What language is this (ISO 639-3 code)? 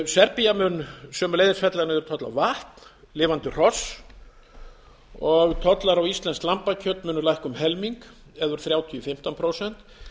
isl